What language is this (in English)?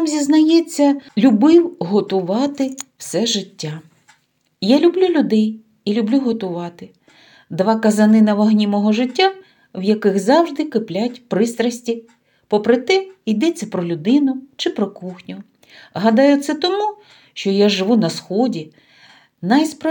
Ukrainian